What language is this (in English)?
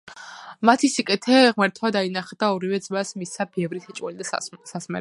Georgian